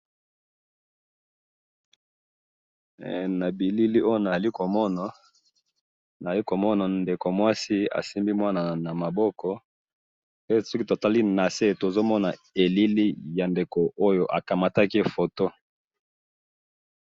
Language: Lingala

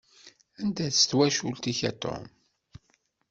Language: Kabyle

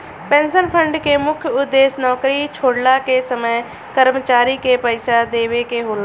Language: Bhojpuri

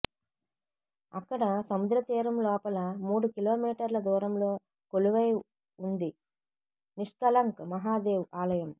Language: Telugu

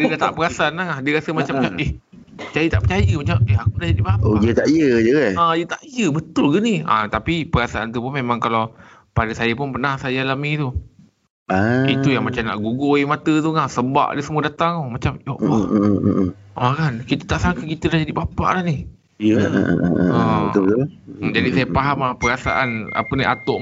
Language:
Malay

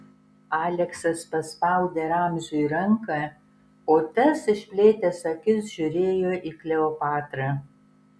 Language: Lithuanian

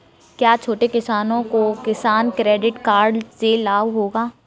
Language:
Hindi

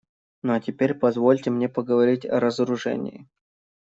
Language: Russian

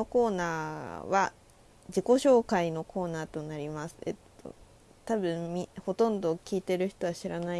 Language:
Japanese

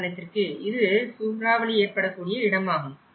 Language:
Tamil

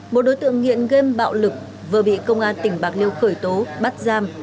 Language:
Vietnamese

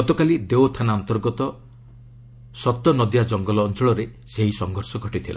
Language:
Odia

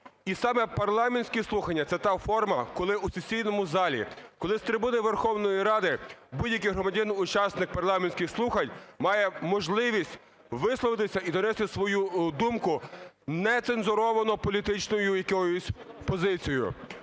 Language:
Ukrainian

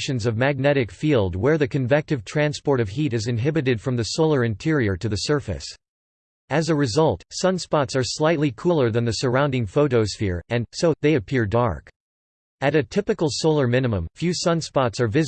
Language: English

